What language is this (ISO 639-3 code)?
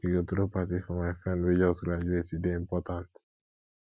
pcm